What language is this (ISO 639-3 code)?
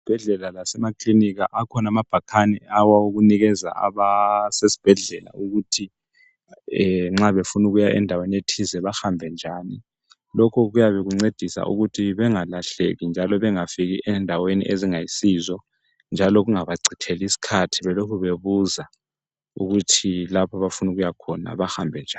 nde